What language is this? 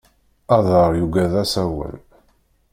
Kabyle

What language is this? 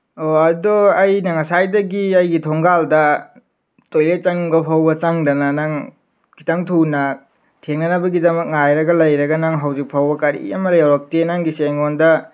Manipuri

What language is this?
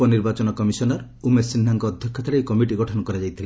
Odia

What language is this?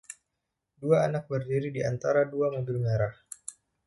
Indonesian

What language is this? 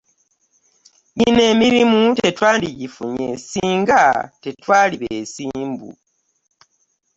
Ganda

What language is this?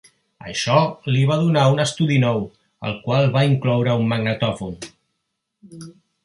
Catalan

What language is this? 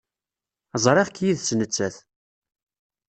Kabyle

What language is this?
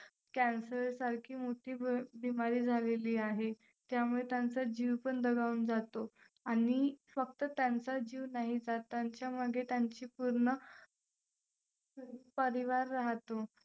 Marathi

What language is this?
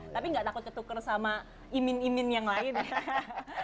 Indonesian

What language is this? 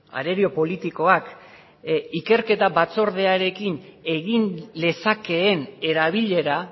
Basque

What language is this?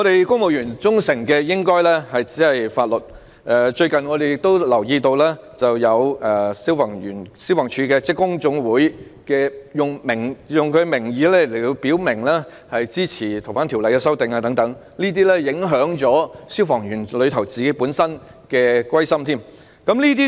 Cantonese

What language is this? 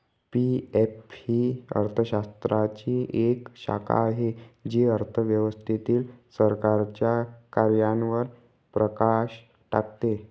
Marathi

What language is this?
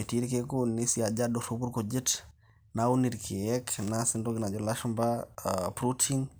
Masai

